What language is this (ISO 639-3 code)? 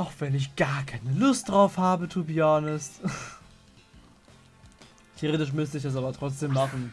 deu